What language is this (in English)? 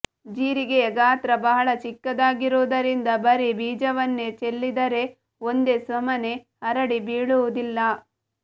Kannada